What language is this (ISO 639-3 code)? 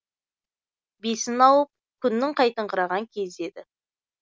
kaz